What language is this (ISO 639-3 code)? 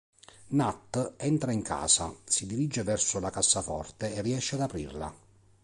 ita